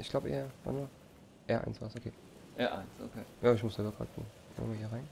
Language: German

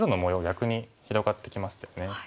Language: Japanese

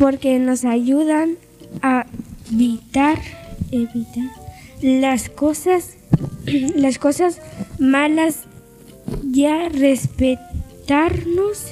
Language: Spanish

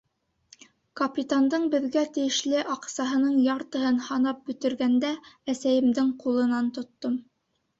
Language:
Bashkir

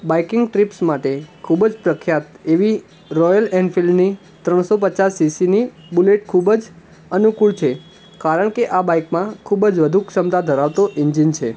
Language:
Gujarati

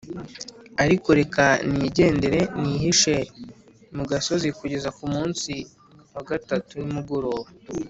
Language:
Kinyarwanda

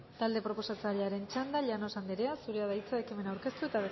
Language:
Basque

